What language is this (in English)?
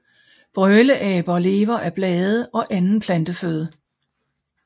Danish